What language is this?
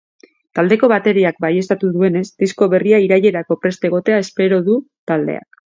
Basque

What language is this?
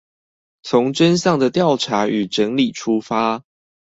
Chinese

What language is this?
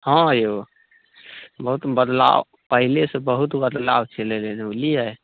Maithili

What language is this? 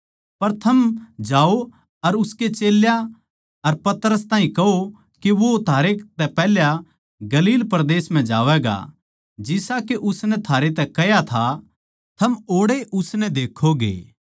Haryanvi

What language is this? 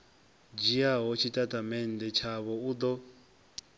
Venda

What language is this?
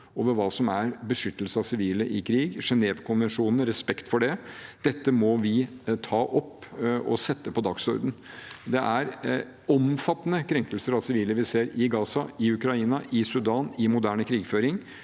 Norwegian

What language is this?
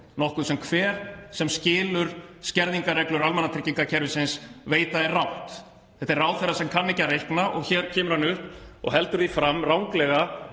Icelandic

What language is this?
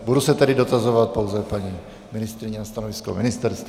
Czech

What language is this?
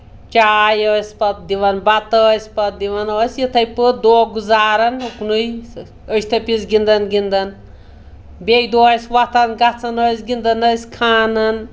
Kashmiri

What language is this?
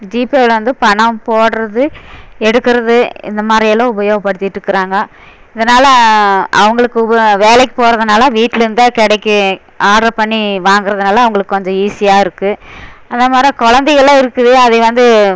Tamil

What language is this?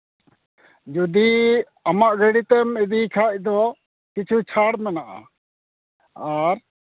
Santali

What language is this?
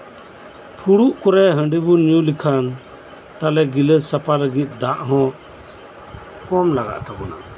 Santali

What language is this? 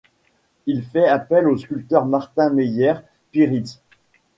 French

